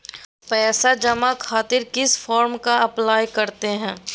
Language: Magahi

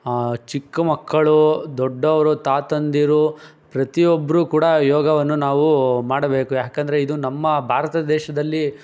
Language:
Kannada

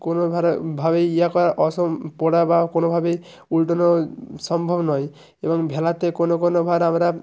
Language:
Bangla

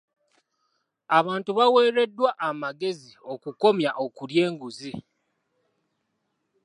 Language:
Ganda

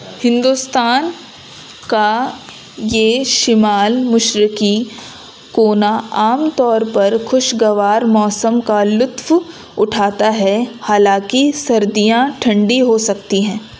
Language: Urdu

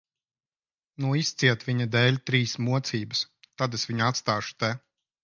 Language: Latvian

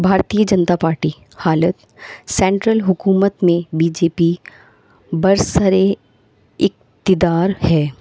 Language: Urdu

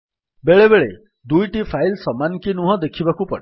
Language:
Odia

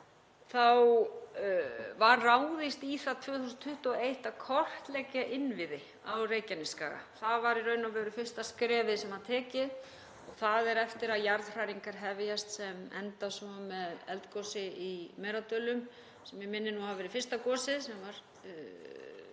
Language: Icelandic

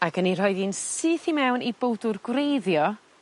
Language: Welsh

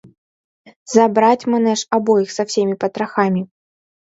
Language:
Mari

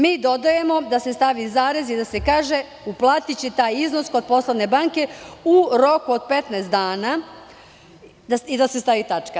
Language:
Serbian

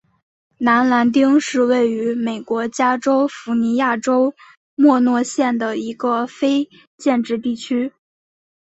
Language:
Chinese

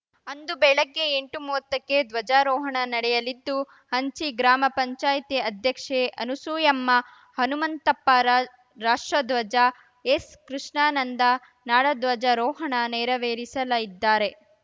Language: Kannada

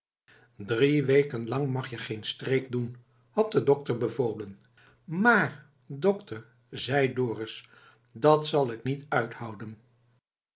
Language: Dutch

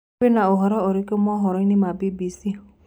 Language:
Kikuyu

